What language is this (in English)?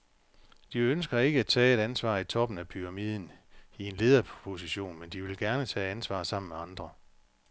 Danish